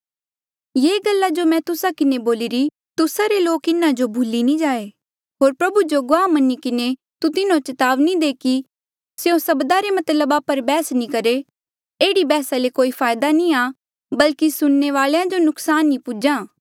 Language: Mandeali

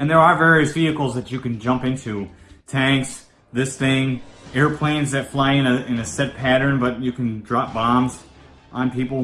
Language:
English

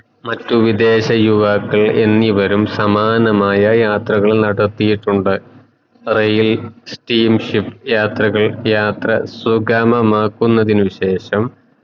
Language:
Malayalam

